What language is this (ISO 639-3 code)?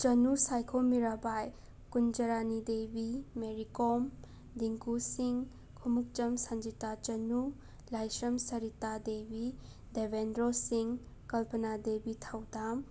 mni